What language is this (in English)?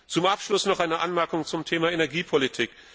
German